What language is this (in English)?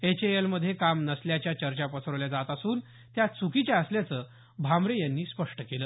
Marathi